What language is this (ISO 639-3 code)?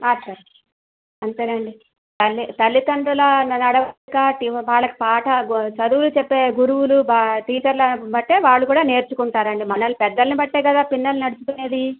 tel